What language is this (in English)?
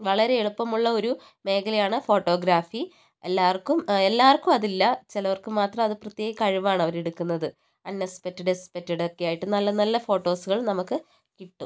Malayalam